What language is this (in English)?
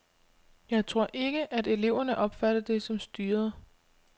Danish